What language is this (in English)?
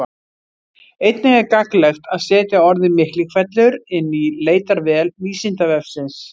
Icelandic